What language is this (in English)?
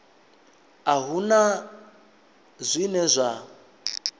Venda